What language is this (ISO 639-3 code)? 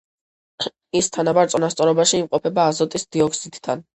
kat